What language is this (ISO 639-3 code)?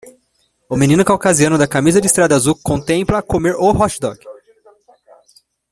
por